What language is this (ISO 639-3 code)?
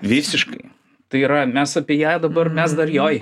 lit